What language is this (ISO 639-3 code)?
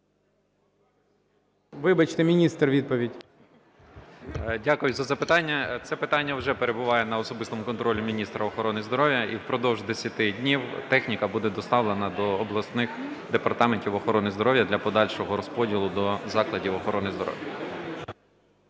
ukr